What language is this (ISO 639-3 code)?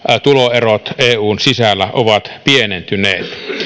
fin